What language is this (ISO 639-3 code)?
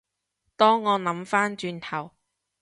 yue